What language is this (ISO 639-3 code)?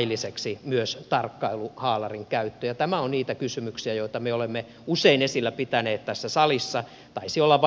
fin